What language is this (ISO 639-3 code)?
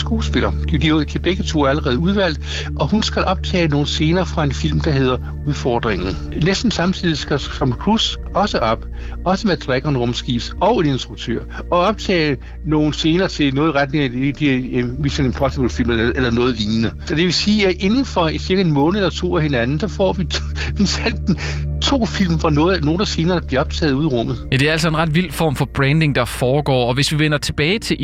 dan